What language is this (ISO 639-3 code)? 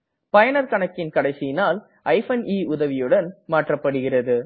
tam